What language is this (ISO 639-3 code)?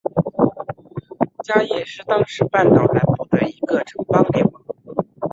zho